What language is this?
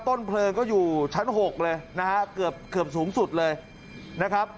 Thai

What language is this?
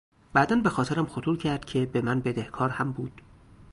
Persian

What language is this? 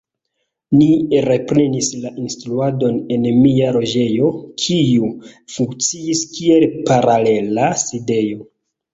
Esperanto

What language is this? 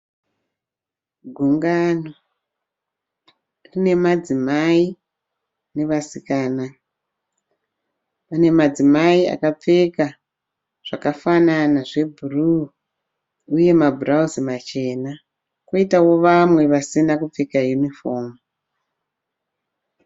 Shona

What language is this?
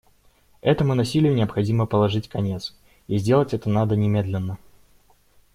Russian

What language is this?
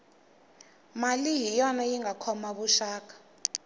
Tsonga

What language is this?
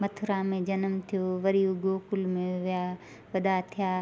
Sindhi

